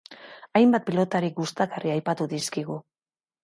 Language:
Basque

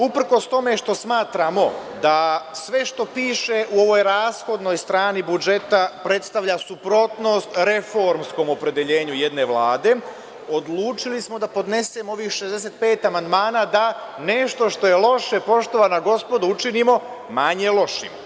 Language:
Serbian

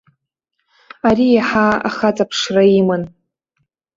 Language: Abkhazian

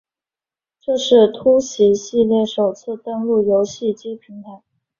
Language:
Chinese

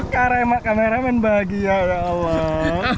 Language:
Indonesian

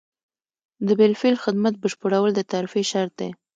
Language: Pashto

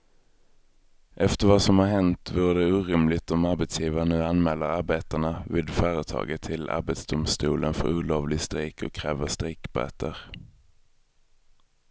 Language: Swedish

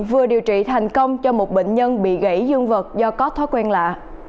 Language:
Vietnamese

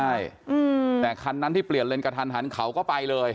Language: Thai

